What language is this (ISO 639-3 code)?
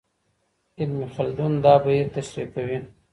pus